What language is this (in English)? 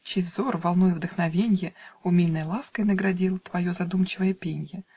Russian